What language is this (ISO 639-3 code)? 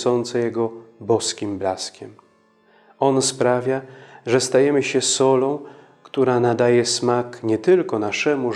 pol